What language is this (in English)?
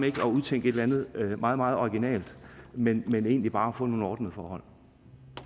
Danish